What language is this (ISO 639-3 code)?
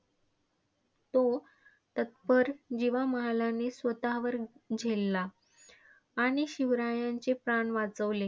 mar